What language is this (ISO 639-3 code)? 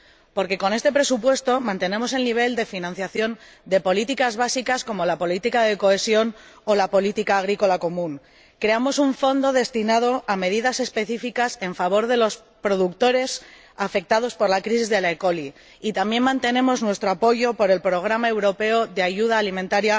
spa